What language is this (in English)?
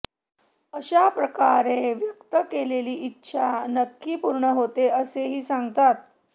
Marathi